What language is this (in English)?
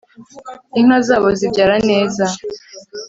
Kinyarwanda